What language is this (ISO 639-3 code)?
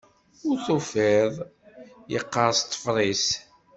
kab